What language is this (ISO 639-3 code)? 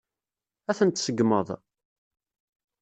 kab